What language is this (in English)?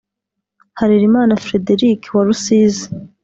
Kinyarwanda